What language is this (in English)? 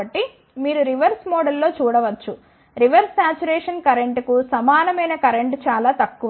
Telugu